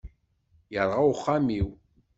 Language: Kabyle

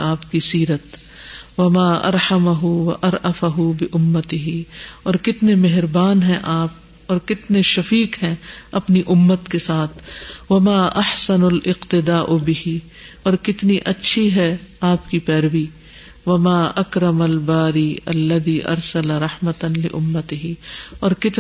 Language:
Urdu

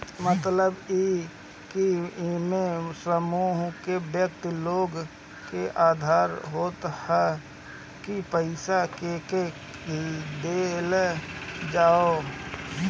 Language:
Bhojpuri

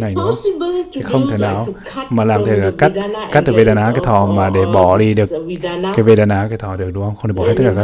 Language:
Vietnamese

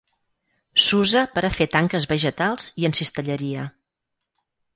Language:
Catalan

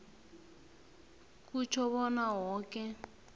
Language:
South Ndebele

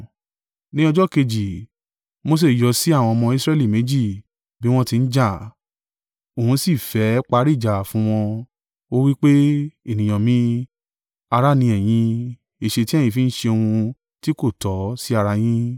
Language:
Yoruba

